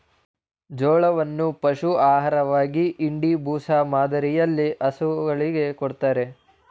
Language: Kannada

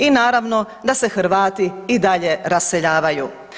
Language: Croatian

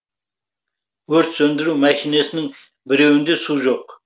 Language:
Kazakh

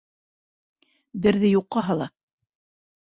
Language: Bashkir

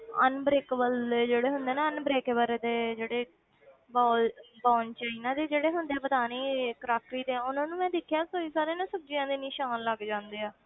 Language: Punjabi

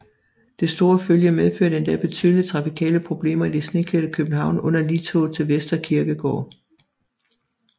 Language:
Danish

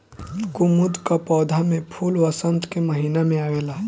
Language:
Bhojpuri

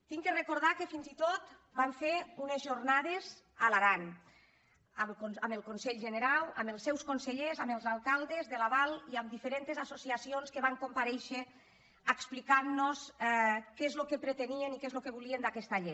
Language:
Catalan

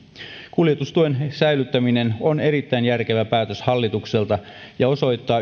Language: Finnish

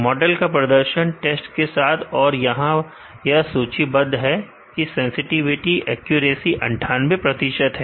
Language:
Hindi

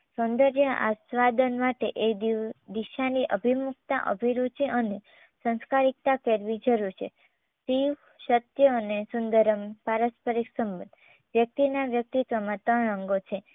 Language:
Gujarati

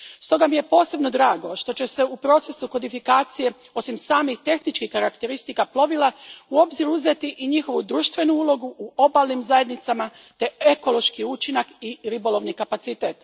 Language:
Croatian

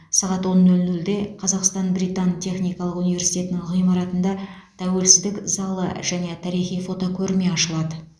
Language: Kazakh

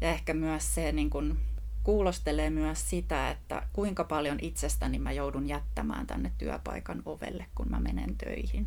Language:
Finnish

